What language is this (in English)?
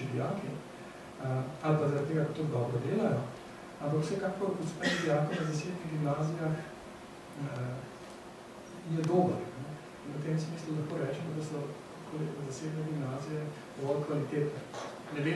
Ukrainian